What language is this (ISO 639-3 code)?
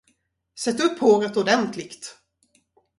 swe